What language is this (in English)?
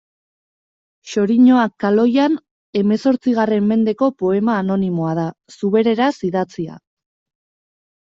Basque